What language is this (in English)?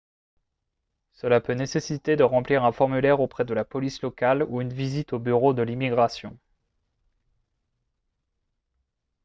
French